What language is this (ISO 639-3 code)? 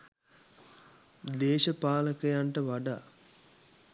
sin